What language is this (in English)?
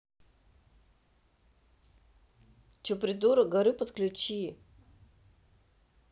Russian